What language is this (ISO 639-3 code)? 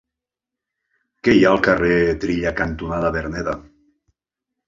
cat